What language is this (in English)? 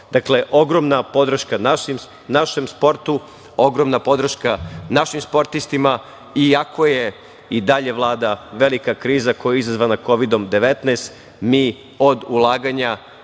Serbian